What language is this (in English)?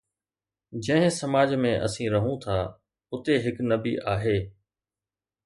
Sindhi